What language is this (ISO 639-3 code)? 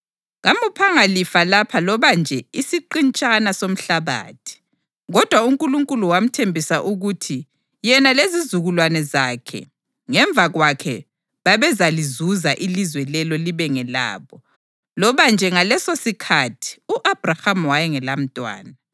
nde